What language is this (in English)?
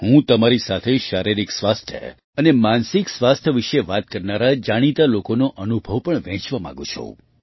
Gujarati